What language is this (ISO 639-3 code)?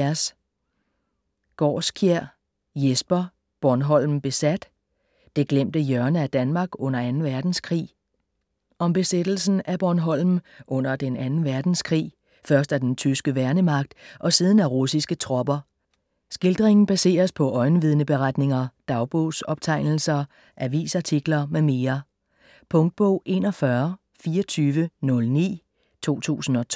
dan